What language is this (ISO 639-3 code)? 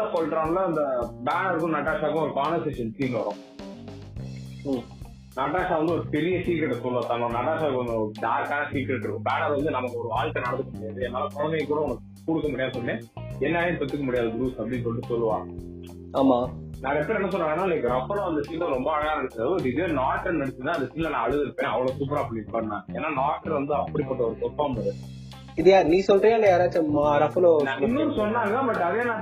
tam